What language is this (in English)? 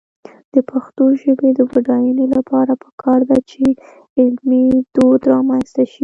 Pashto